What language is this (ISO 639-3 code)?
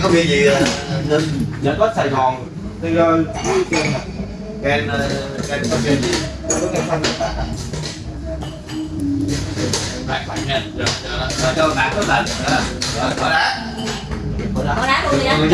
vie